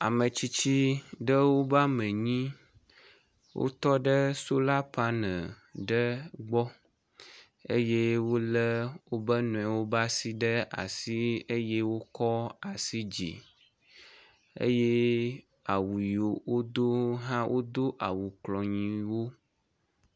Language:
Ewe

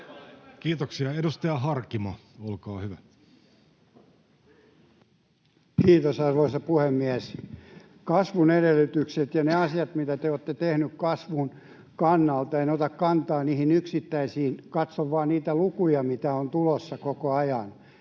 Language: Finnish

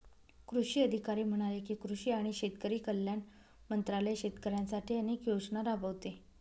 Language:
Marathi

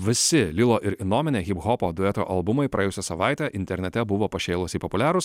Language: Lithuanian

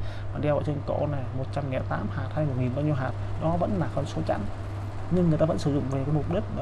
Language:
Vietnamese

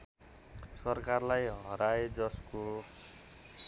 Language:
Nepali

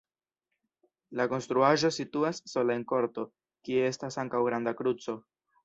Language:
Esperanto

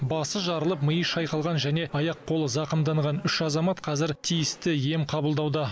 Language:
Kazakh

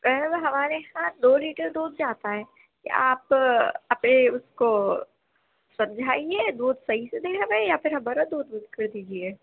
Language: Urdu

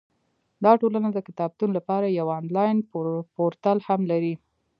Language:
Pashto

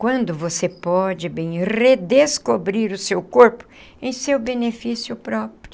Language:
Portuguese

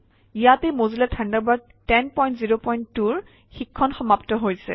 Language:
Assamese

